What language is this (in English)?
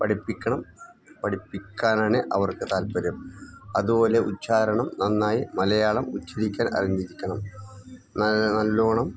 Malayalam